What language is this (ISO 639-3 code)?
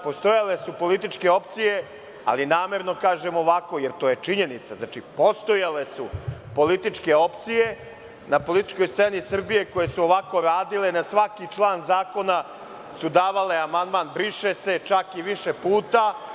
srp